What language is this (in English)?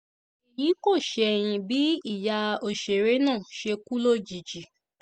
Yoruba